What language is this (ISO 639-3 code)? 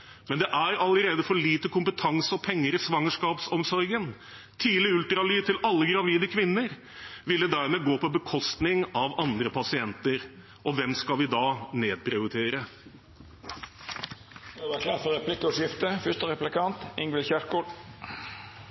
nor